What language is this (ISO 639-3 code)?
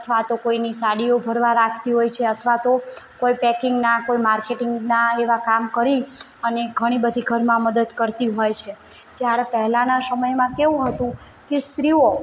guj